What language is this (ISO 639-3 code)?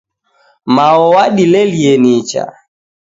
dav